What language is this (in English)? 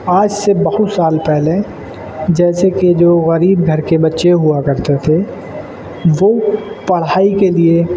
Urdu